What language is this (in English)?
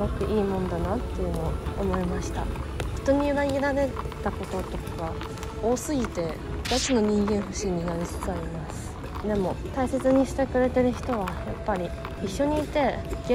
Japanese